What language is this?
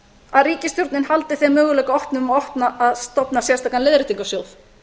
Icelandic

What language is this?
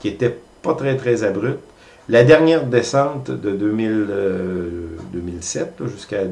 French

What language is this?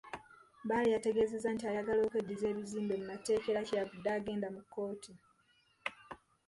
Ganda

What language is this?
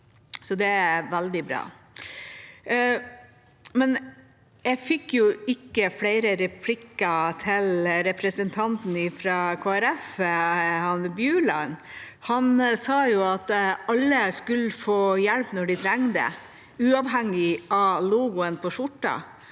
Norwegian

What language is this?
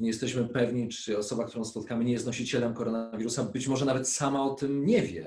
Polish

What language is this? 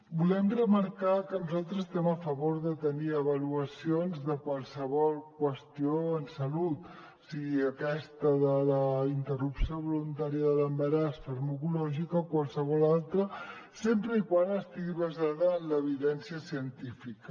Catalan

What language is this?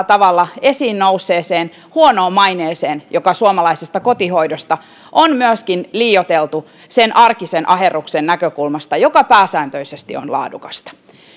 Finnish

